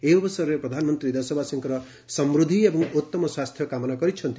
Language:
Odia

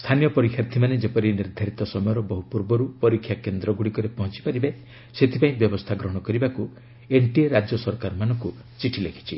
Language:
Odia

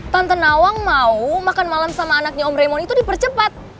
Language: Indonesian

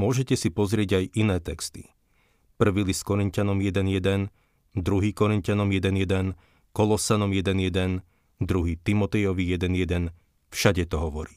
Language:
Slovak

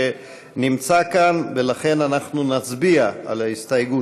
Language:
Hebrew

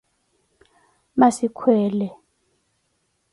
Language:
Koti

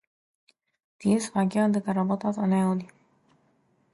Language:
Macedonian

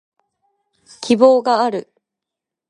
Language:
Japanese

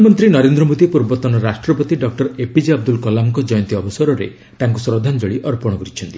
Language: Odia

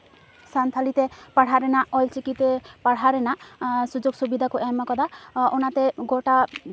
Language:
Santali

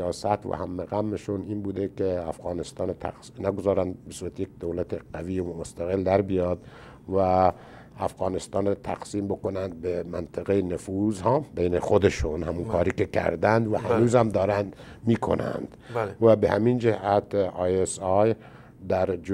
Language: Persian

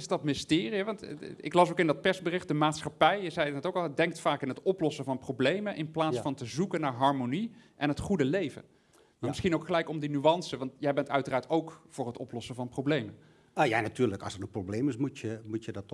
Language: Dutch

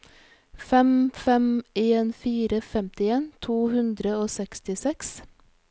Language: Norwegian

